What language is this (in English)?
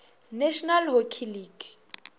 Northern Sotho